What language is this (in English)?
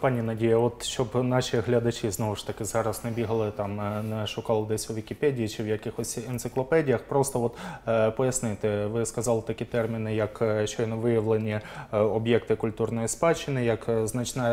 Ukrainian